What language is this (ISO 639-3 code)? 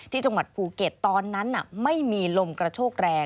tha